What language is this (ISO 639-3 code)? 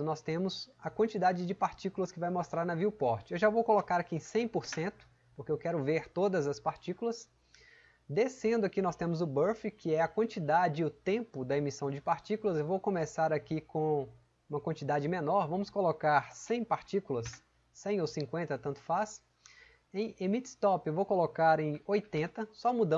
por